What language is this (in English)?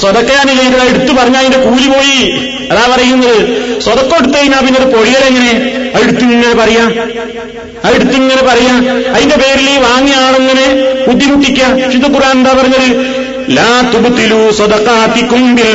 Malayalam